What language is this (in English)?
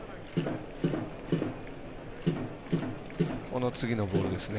Japanese